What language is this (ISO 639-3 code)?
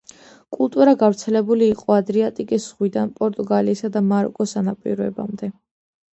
kat